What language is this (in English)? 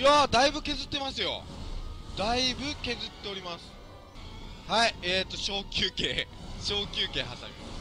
Japanese